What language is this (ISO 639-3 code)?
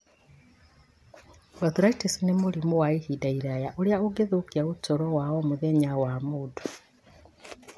kik